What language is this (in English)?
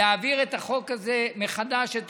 Hebrew